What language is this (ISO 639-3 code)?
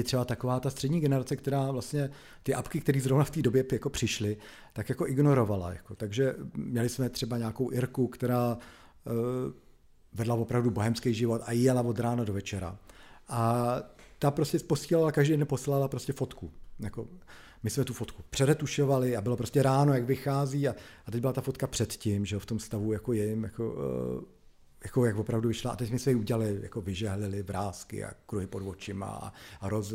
ces